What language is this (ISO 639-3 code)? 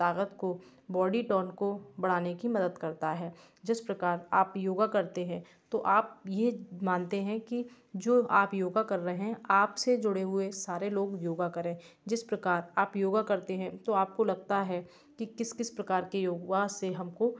hin